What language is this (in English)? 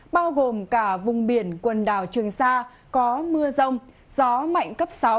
Vietnamese